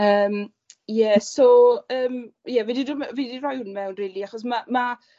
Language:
Welsh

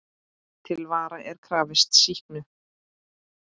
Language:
Icelandic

